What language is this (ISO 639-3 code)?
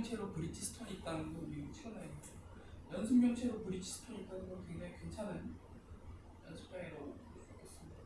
kor